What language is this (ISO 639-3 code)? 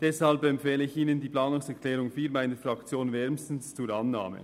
gsw